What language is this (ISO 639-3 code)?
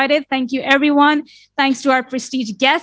ind